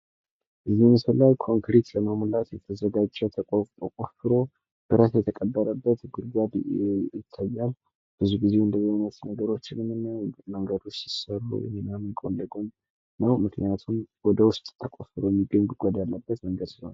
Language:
Amharic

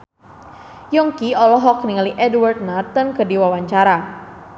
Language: Sundanese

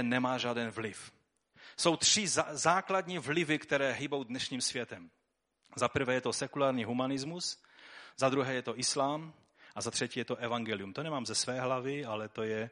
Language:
Czech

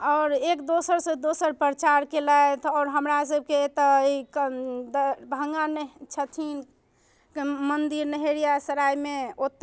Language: Maithili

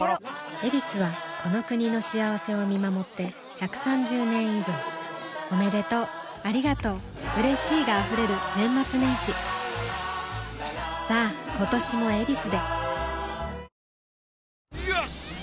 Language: Japanese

